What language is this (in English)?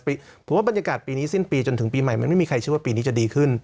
Thai